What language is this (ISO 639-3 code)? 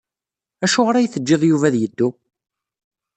kab